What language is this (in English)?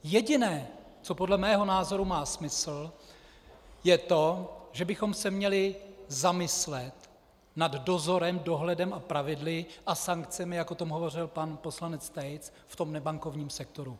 Czech